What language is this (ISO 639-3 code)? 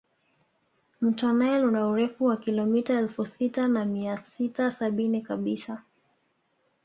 swa